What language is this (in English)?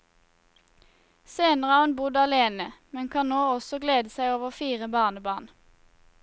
Norwegian